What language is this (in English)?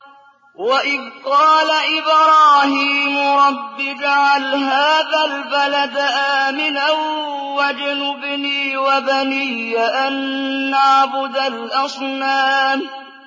Arabic